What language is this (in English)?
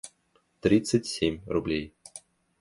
Russian